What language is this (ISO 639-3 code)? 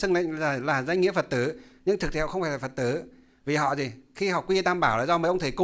vie